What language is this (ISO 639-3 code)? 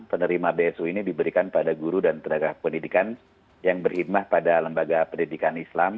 ind